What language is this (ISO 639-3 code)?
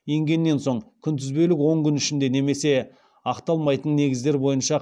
kaz